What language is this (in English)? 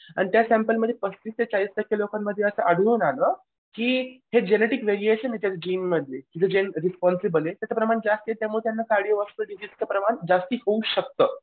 Marathi